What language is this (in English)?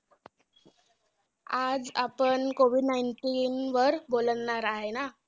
Marathi